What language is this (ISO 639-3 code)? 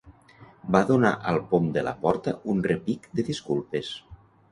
cat